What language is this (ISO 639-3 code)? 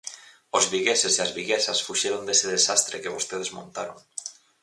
glg